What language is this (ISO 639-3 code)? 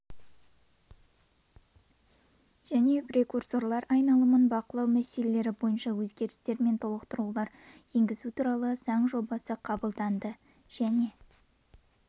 kaz